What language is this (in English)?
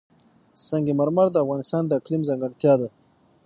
Pashto